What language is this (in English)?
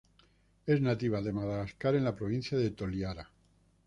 Spanish